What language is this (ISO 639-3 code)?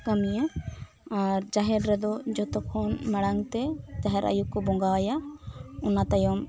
sat